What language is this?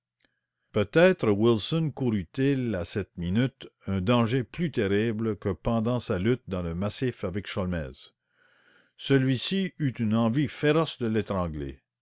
French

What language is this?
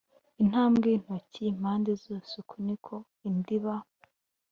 Kinyarwanda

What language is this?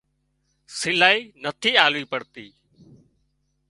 Wadiyara Koli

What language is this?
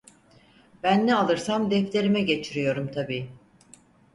Turkish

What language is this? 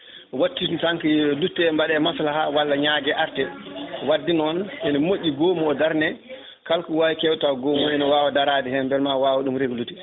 Fula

